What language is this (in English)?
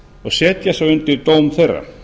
Icelandic